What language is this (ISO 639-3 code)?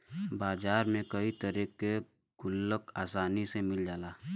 bho